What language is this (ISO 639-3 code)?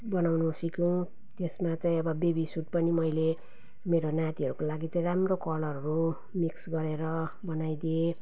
nep